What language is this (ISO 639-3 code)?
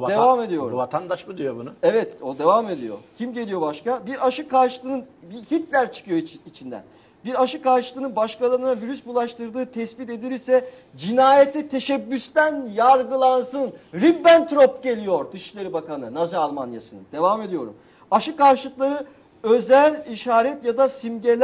tur